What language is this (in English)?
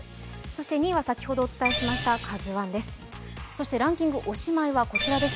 Japanese